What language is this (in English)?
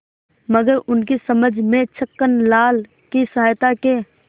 Hindi